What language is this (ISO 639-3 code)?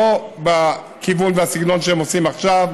heb